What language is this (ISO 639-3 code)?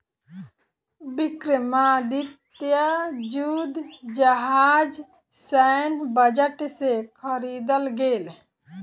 mai